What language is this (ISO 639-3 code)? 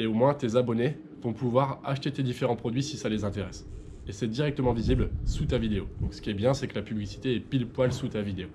fra